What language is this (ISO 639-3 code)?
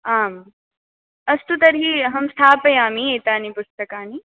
san